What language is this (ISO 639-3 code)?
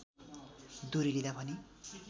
nep